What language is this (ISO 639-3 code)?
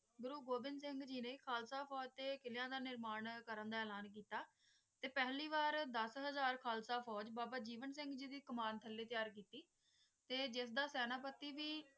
pan